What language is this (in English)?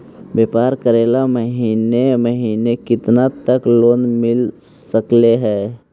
Magahi